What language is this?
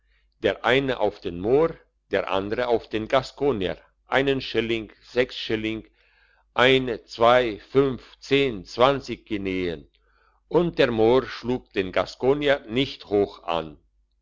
German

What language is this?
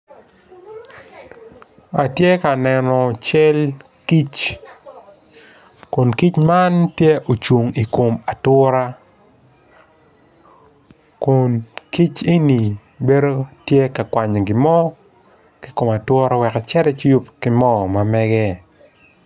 Acoli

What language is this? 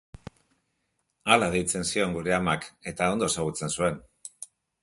Basque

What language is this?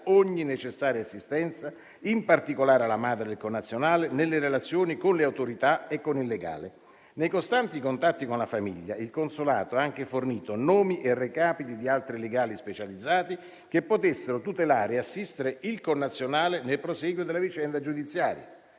Italian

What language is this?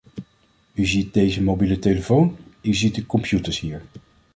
Dutch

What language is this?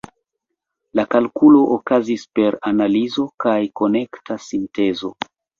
Esperanto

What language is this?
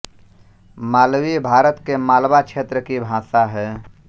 Hindi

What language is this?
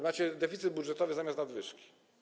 Polish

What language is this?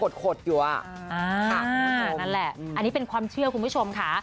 Thai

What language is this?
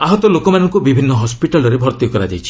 Odia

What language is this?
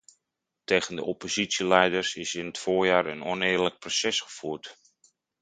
Dutch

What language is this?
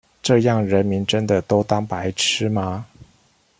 Chinese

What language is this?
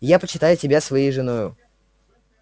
Russian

